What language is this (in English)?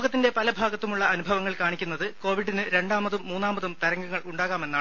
Malayalam